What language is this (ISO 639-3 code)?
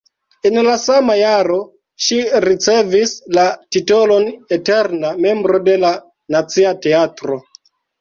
epo